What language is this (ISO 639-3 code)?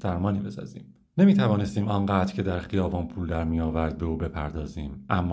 fas